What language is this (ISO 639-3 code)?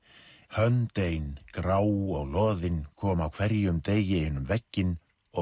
isl